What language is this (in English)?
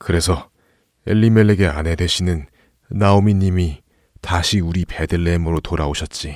Korean